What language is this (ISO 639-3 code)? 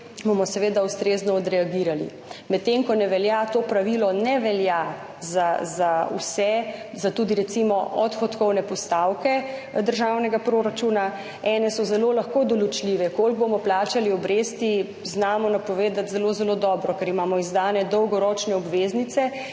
slv